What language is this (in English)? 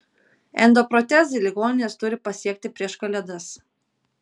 Lithuanian